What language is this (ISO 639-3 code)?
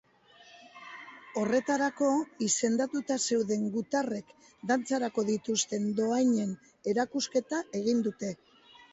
eus